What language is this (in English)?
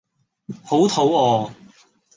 Cantonese